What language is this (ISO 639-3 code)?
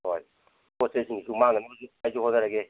mni